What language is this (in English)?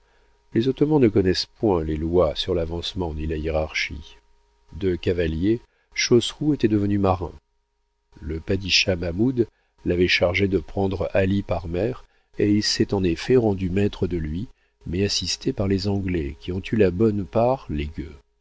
French